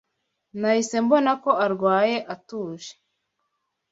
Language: Kinyarwanda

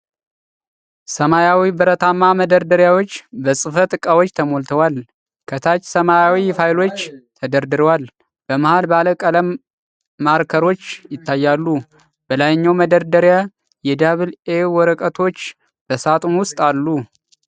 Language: Amharic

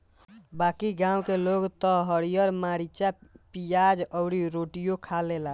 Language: Bhojpuri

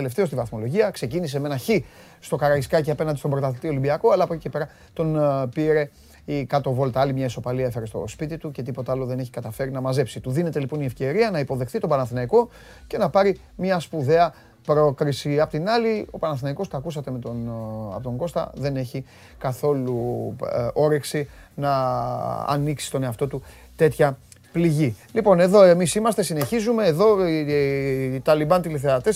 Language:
Greek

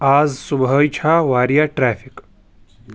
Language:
Kashmiri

